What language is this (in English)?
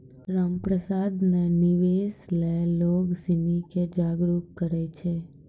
Maithili